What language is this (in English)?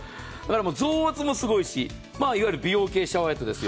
Japanese